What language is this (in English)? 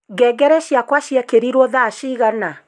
Kikuyu